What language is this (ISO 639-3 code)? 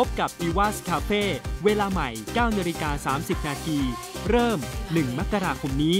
tha